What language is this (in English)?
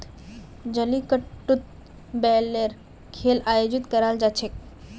Magahi